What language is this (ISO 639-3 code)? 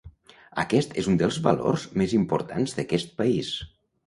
cat